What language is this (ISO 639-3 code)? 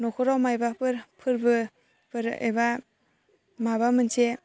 brx